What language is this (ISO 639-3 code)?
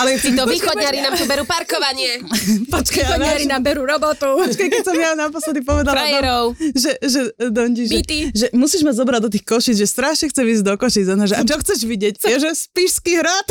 slk